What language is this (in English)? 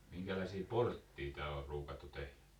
Finnish